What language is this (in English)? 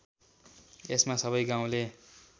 Nepali